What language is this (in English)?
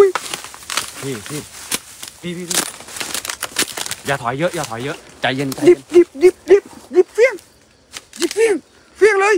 Thai